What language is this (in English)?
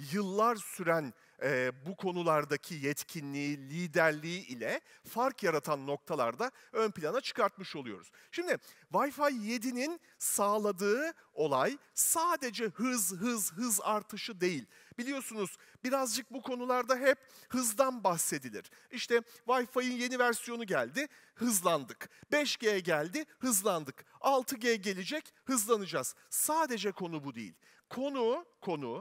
Turkish